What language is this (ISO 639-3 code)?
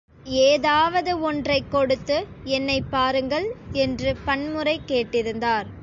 tam